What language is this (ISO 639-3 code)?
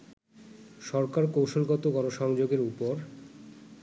ben